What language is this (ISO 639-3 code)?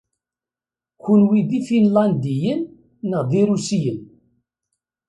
kab